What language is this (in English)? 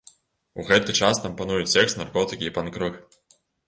Belarusian